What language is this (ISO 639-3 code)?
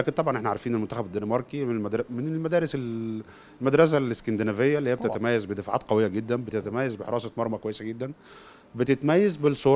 ara